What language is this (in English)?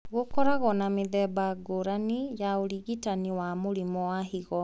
Kikuyu